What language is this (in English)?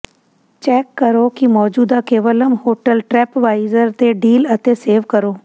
Punjabi